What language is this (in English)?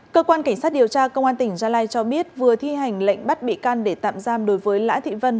Vietnamese